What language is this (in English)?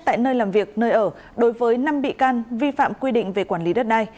Vietnamese